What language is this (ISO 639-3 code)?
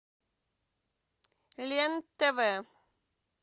rus